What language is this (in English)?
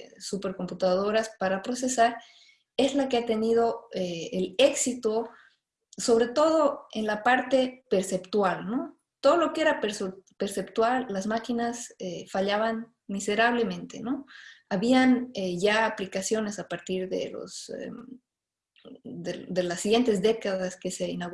Spanish